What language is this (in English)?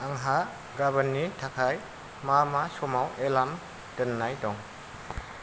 Bodo